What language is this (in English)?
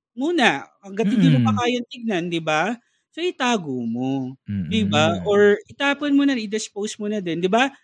Filipino